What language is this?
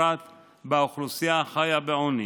Hebrew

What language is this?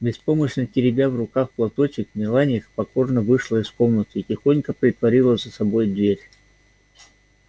Russian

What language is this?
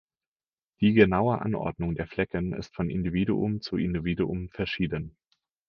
German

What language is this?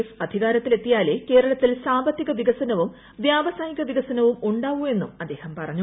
Malayalam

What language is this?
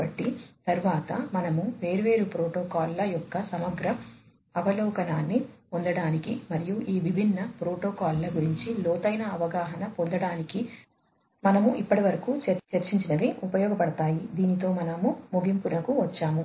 Telugu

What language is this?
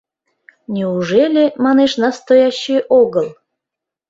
Mari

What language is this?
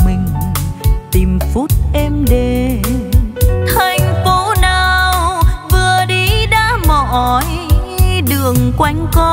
Vietnamese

